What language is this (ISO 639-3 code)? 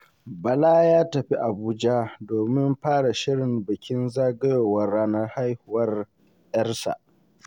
hau